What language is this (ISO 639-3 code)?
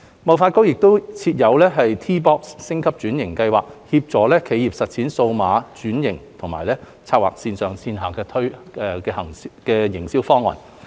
yue